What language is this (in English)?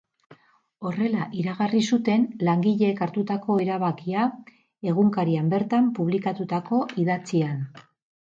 Basque